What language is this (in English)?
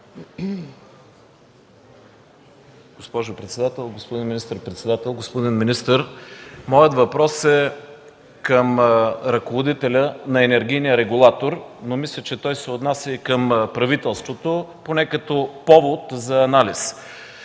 Bulgarian